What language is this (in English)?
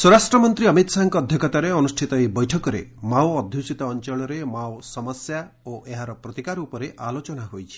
Odia